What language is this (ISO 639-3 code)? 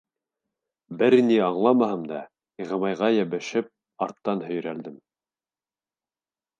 bak